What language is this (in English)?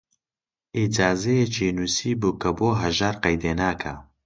Central Kurdish